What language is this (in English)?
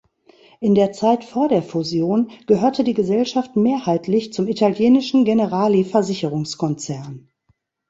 German